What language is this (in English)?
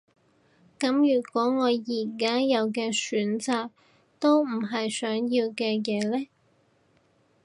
Cantonese